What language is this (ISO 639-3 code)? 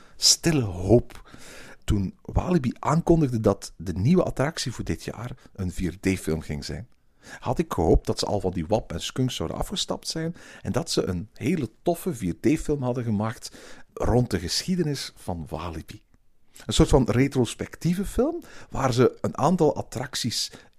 nld